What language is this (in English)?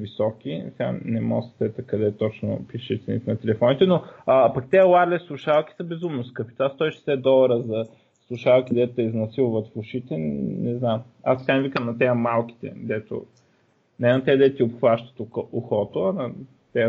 Bulgarian